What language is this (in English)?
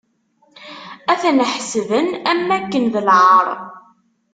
Kabyle